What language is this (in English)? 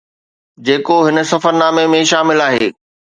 Sindhi